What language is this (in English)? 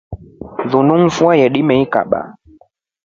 Rombo